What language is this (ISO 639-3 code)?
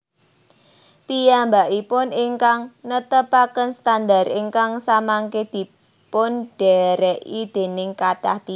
jav